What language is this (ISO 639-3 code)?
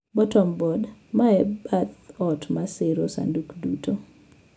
luo